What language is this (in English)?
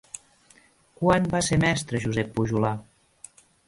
Catalan